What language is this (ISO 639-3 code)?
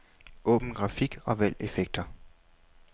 dan